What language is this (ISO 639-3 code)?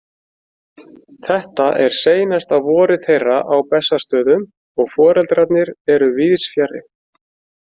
isl